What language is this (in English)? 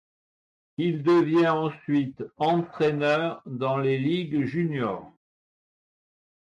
French